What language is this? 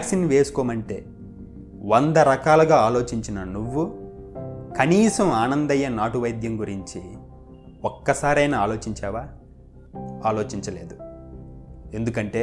Telugu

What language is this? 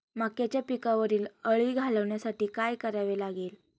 Marathi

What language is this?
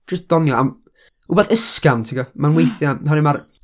Welsh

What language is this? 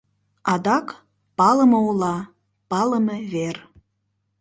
Mari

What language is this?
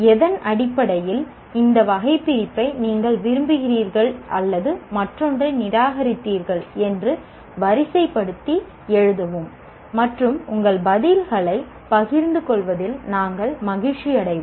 Tamil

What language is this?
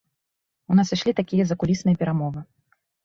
Belarusian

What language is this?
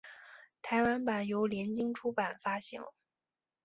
Chinese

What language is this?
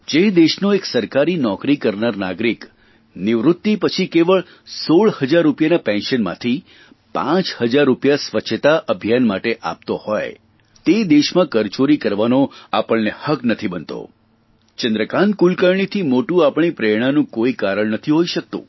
Gujarati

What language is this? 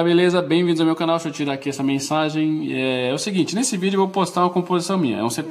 Portuguese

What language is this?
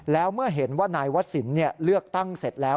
Thai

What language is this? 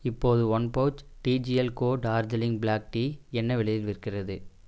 Tamil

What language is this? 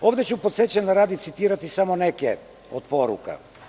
Serbian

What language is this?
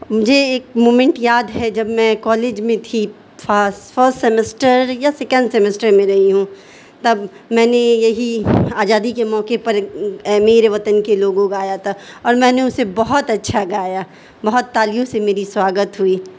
Urdu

